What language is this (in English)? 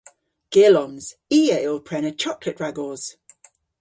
Cornish